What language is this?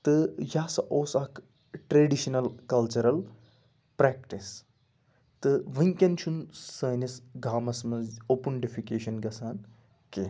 Kashmiri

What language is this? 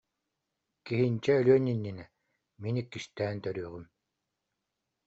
Yakut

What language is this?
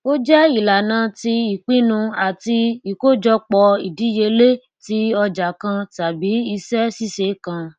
Yoruba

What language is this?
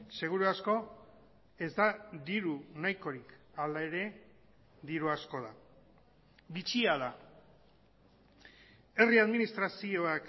Basque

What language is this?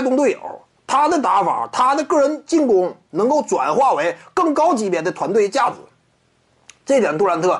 Chinese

